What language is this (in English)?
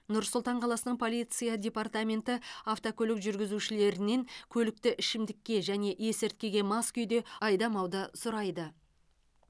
Kazakh